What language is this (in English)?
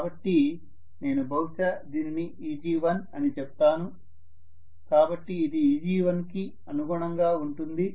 Telugu